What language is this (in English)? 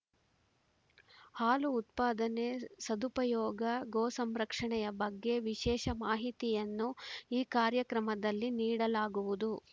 Kannada